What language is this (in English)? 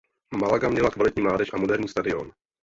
Czech